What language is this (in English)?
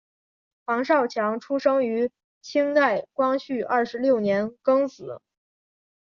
Chinese